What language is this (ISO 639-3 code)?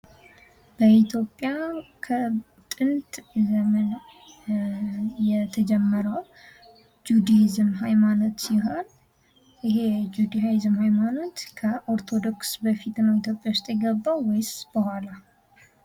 amh